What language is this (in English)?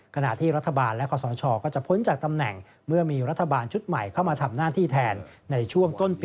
Thai